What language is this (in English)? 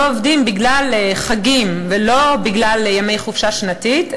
Hebrew